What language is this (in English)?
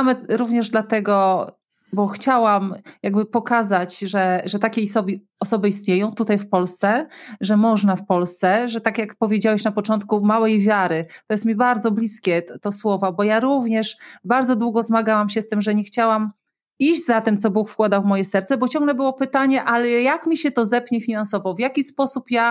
Polish